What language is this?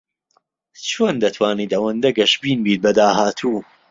Central Kurdish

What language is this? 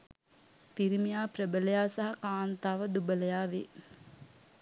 Sinhala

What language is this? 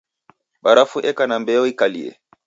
Taita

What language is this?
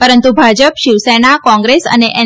Gujarati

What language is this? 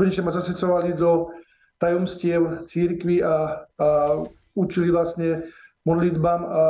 Slovak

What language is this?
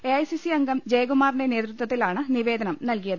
Malayalam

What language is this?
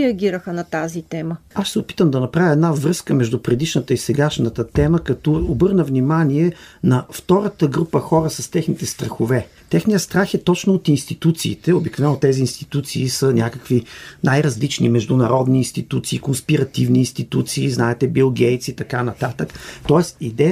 Bulgarian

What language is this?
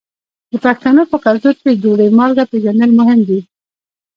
Pashto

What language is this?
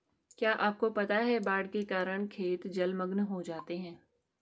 Hindi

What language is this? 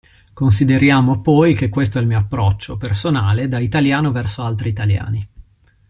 Italian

